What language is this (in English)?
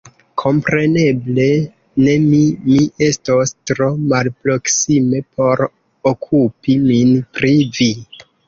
Esperanto